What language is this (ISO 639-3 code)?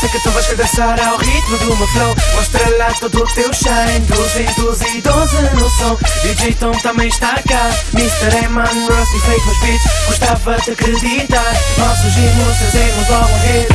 por